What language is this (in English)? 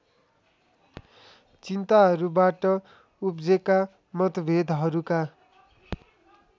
Nepali